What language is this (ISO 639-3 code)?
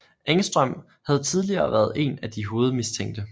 dan